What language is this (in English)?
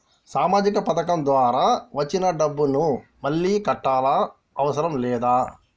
Telugu